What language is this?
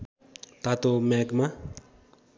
Nepali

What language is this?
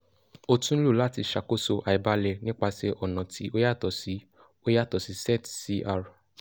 Yoruba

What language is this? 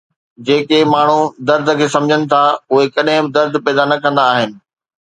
Sindhi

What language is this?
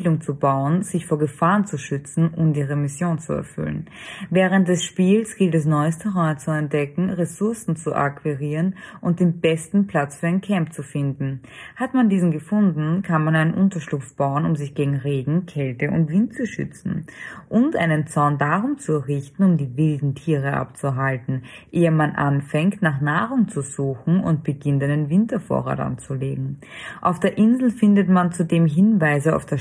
German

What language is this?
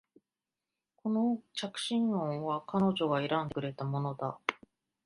Japanese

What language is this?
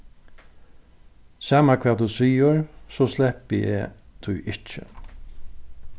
Faroese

